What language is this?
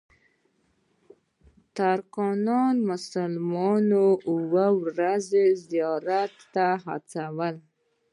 Pashto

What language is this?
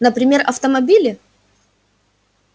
Russian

